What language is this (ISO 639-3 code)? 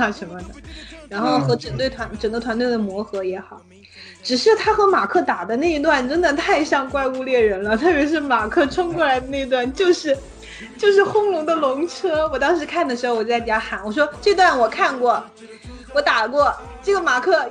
zho